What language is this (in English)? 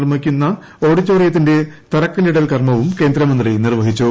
Malayalam